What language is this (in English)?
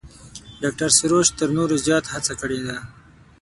Pashto